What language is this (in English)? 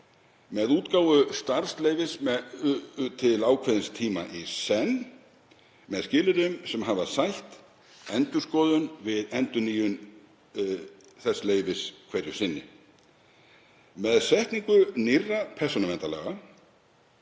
Icelandic